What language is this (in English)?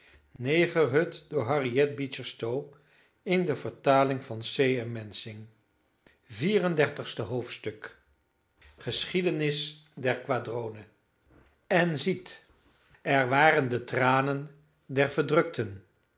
Dutch